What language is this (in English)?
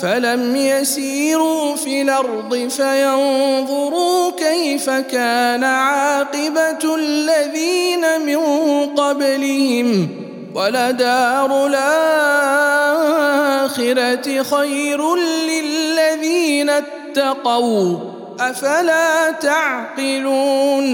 Arabic